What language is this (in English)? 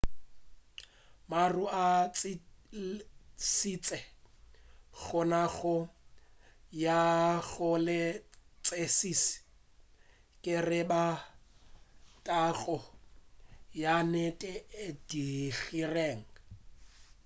Northern Sotho